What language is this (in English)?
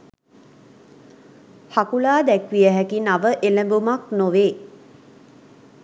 Sinhala